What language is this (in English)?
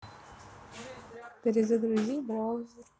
Russian